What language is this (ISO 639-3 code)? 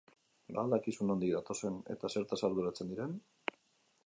eus